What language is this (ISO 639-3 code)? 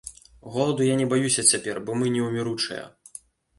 bel